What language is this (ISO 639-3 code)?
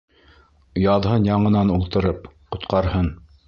bak